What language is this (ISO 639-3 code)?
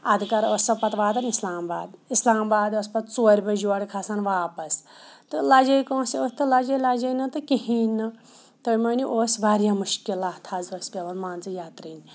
kas